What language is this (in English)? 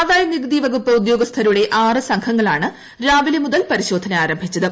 Malayalam